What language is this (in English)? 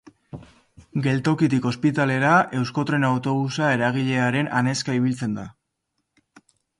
Basque